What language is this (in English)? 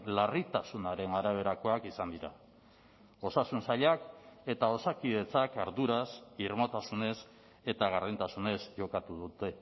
Basque